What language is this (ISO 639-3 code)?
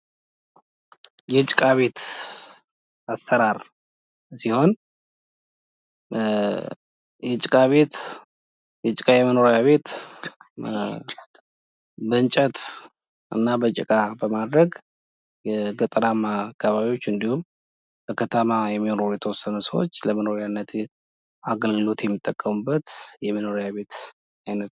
amh